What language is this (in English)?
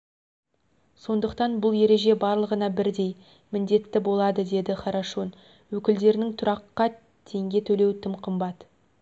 Kazakh